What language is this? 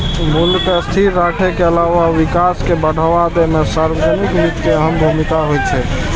Maithili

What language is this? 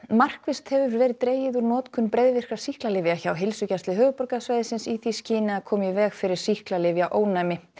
Icelandic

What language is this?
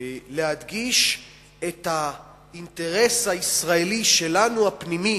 Hebrew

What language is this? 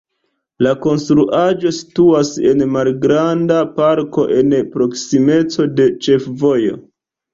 Esperanto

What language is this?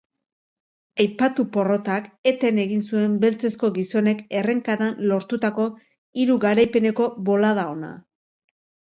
Basque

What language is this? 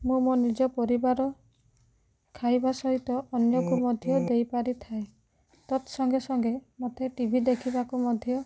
Odia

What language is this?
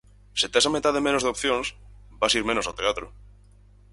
Galician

